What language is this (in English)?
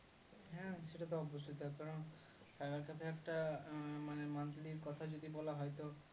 Bangla